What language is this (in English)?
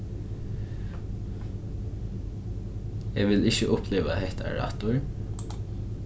Faroese